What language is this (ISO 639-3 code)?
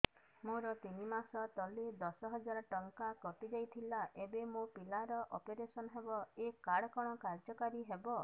ori